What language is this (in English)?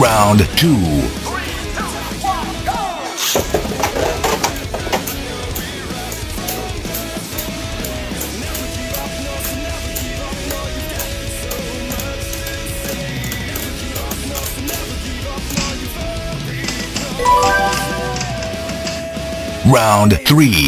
English